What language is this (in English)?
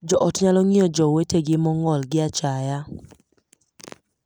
Luo (Kenya and Tanzania)